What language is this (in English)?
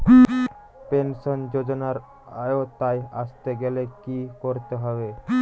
Bangla